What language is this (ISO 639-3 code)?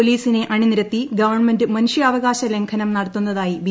mal